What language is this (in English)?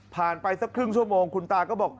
Thai